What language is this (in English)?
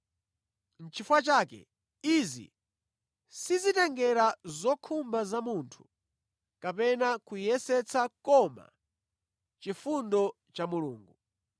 Nyanja